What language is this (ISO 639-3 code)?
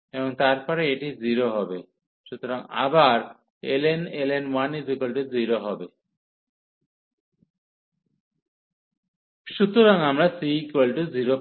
ben